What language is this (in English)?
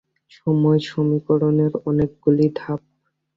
Bangla